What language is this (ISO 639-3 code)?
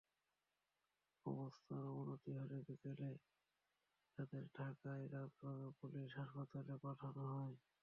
ben